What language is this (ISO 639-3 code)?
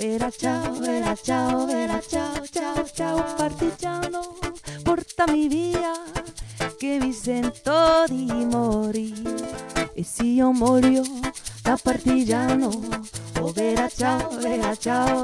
fra